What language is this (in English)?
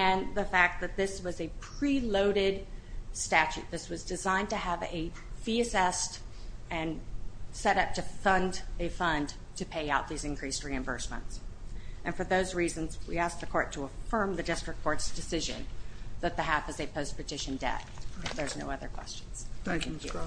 English